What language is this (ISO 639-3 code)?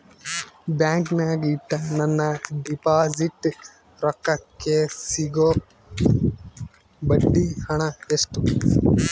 kan